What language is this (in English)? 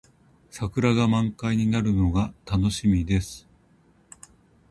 Japanese